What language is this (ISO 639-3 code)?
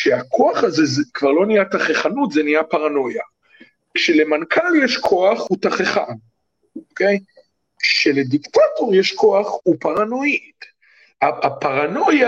heb